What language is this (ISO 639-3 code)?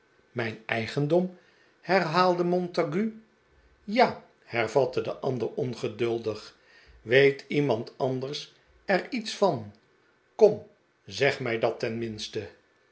nld